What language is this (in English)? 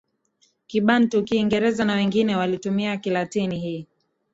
Swahili